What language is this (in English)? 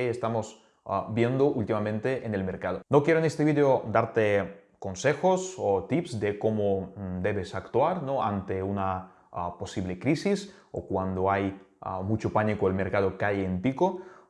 Spanish